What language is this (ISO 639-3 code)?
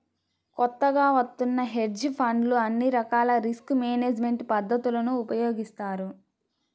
tel